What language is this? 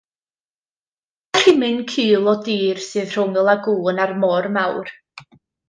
Welsh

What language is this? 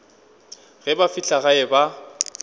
Northern Sotho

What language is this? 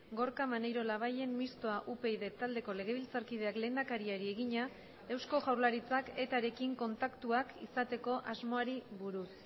Basque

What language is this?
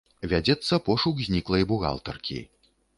Belarusian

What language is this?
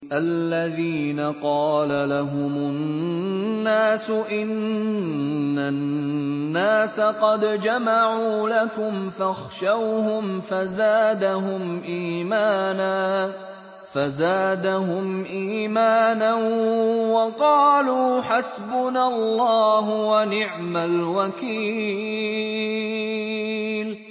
Arabic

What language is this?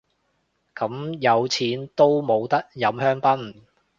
Cantonese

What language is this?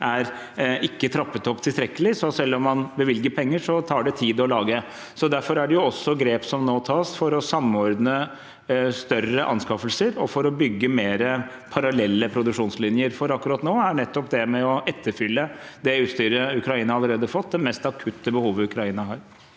Norwegian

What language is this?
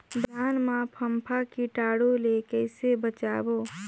Chhattisgarhi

